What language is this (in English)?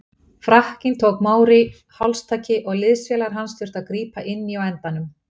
Icelandic